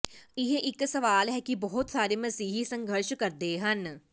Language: Punjabi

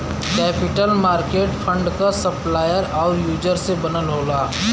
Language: Bhojpuri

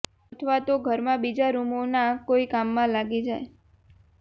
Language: Gujarati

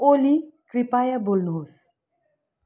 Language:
Nepali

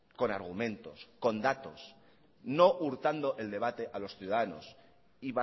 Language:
Spanish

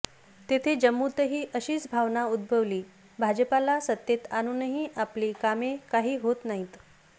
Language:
Marathi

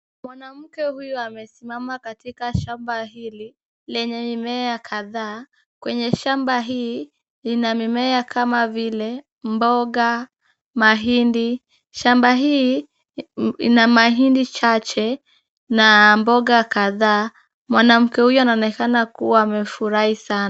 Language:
Swahili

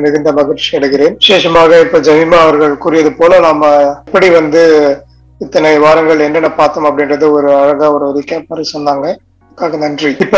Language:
Tamil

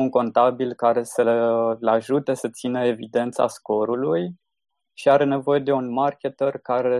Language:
Romanian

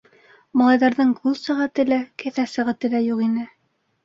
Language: Bashkir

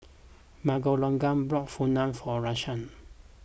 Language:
English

